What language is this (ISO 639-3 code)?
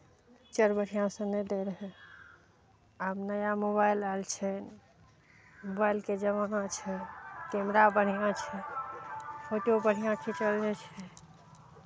mai